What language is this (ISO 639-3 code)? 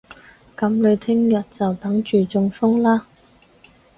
yue